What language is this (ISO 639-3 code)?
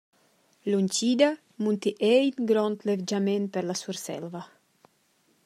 roh